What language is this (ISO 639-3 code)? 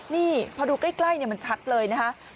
tha